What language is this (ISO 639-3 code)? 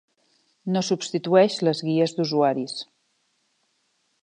cat